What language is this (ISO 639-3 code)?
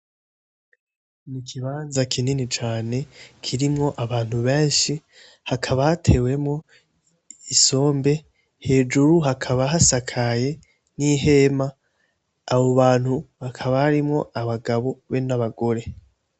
run